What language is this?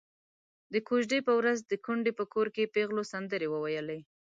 Pashto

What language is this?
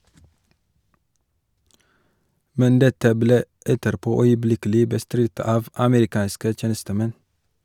Norwegian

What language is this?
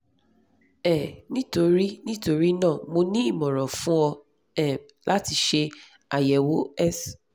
Yoruba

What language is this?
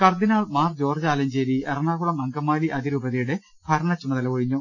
Malayalam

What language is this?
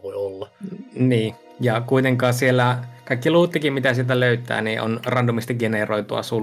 Finnish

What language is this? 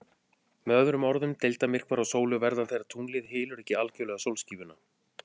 Icelandic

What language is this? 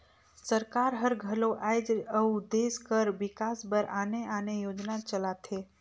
Chhattisgarhi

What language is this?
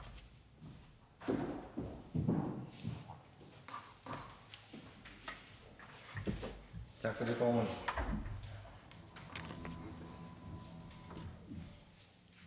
Danish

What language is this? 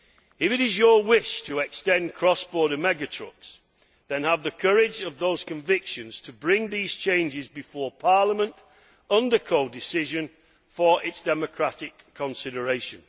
English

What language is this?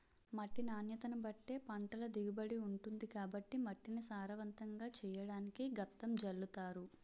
Telugu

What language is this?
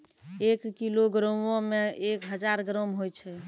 Maithili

